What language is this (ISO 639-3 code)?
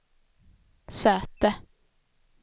swe